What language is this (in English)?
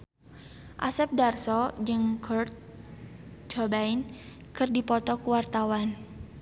Sundanese